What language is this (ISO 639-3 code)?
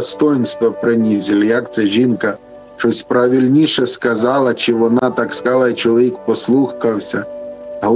ukr